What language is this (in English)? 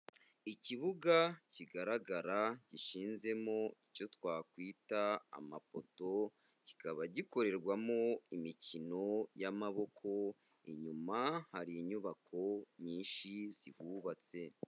Kinyarwanda